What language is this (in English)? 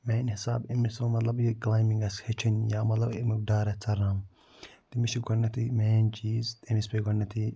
Kashmiri